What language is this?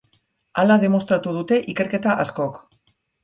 Basque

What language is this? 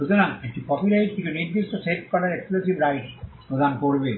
Bangla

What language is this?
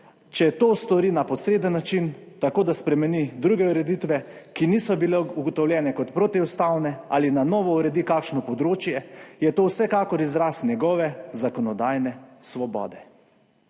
Slovenian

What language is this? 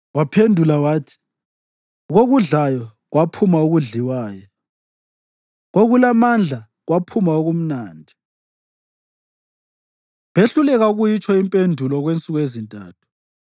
North Ndebele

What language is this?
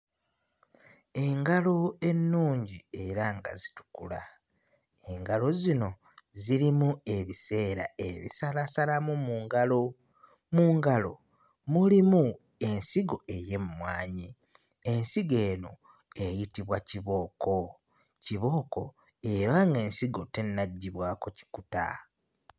Ganda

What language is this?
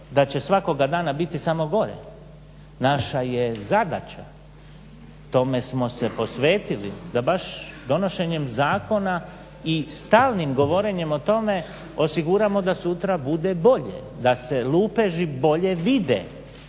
Croatian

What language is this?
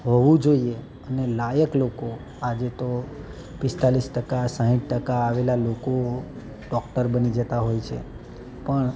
Gujarati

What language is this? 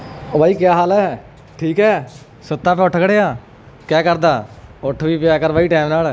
Punjabi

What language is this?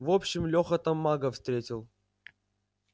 Russian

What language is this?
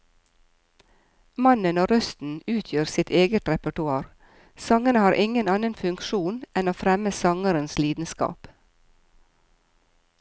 Norwegian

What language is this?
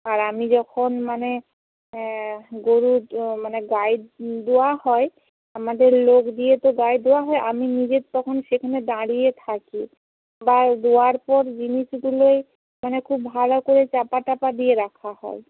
Bangla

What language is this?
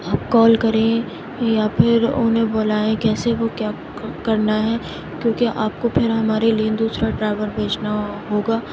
Urdu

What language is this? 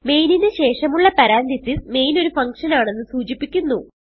Malayalam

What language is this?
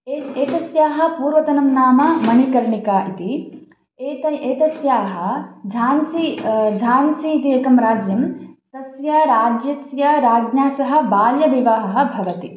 Sanskrit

